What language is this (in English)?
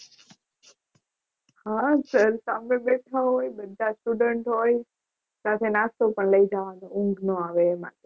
Gujarati